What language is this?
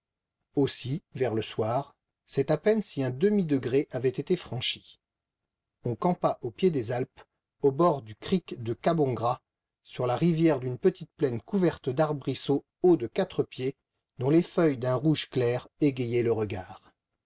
French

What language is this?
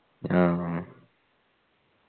Malayalam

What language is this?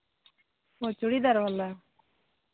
Santali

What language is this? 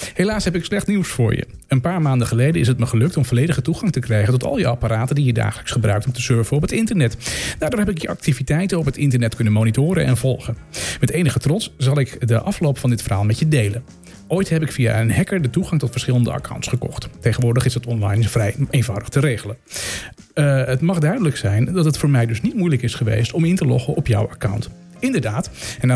Dutch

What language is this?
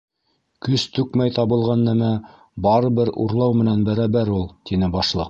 Bashkir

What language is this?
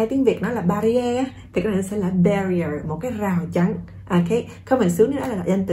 Vietnamese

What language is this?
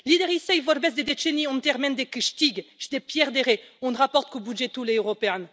Romanian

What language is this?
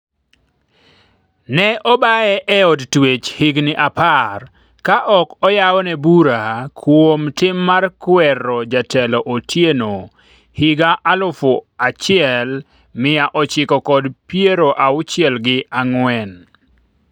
Luo (Kenya and Tanzania)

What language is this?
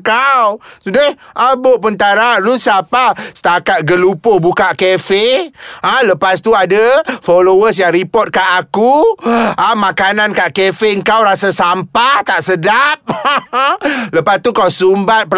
Malay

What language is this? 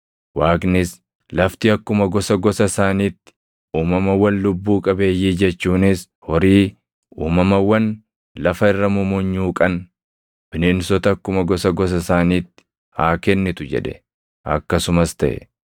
Oromo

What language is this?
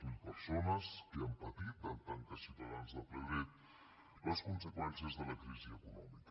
Catalan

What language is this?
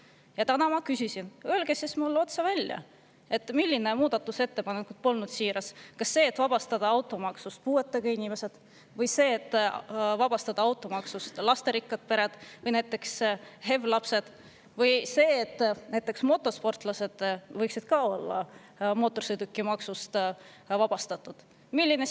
Estonian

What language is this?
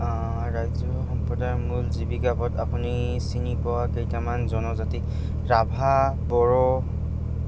Assamese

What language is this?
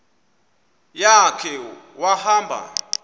Xhosa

